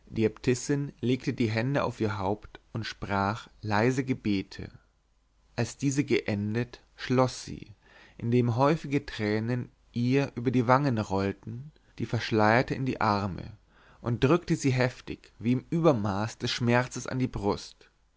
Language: German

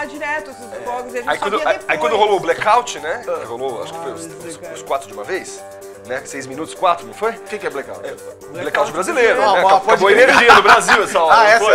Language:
Portuguese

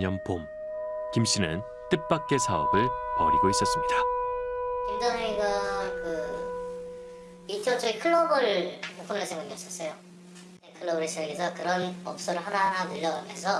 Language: Korean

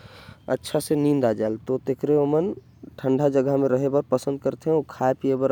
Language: Korwa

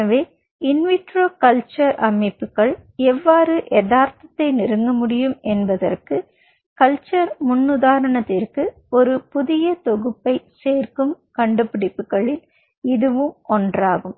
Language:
Tamil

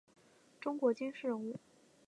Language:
Chinese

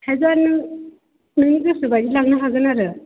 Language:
Bodo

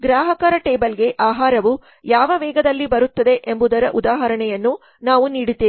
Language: Kannada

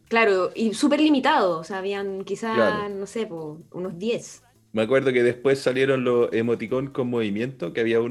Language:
Spanish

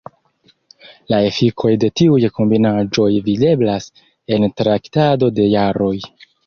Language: Esperanto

